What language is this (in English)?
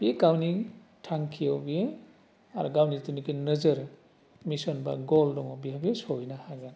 Bodo